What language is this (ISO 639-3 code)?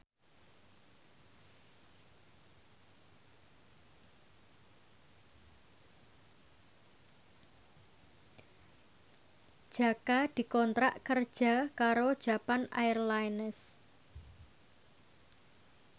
jav